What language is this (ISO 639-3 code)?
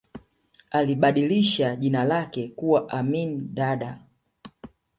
swa